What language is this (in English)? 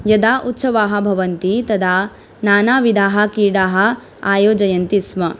Sanskrit